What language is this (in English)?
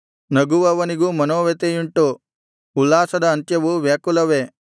Kannada